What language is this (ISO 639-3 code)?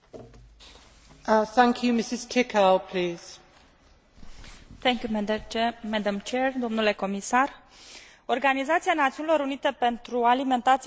ron